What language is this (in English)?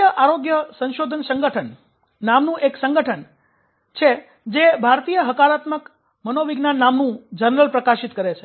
Gujarati